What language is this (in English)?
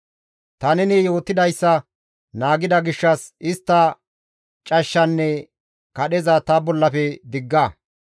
Gamo